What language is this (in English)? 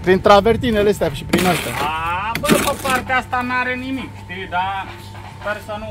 Romanian